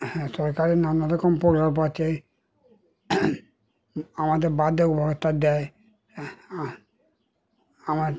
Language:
Bangla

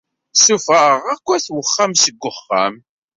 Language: Kabyle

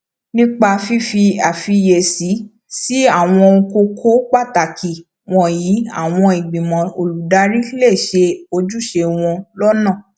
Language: Yoruba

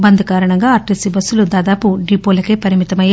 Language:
Telugu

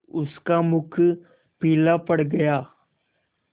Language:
Hindi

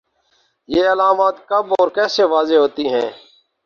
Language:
Urdu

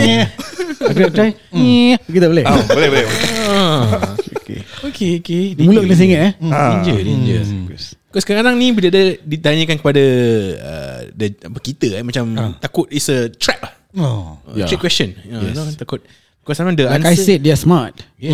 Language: Malay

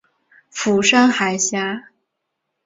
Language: Chinese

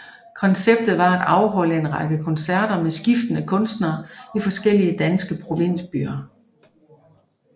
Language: Danish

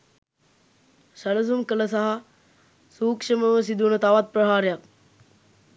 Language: Sinhala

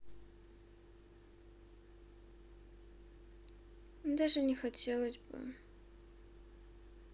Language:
Russian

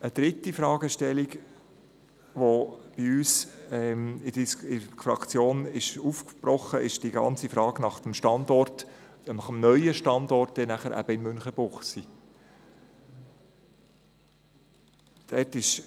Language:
Swiss German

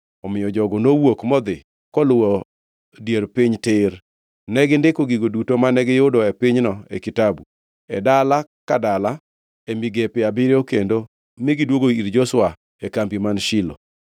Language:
Luo (Kenya and Tanzania)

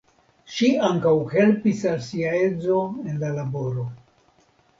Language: Esperanto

